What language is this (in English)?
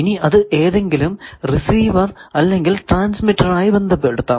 Malayalam